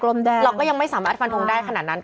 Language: Thai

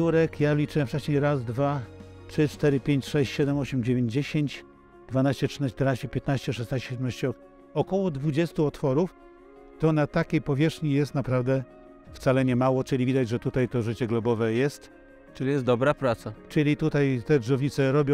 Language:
Polish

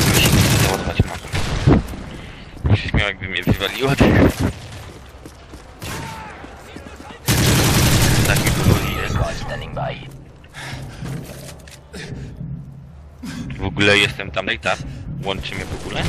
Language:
Polish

